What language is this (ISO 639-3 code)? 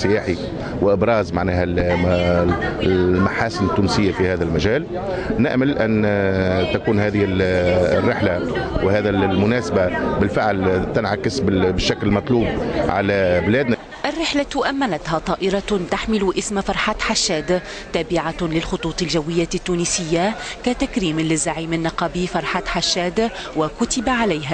ara